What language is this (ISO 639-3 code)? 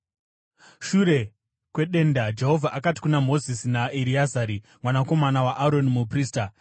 sna